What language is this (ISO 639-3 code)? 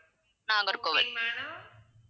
tam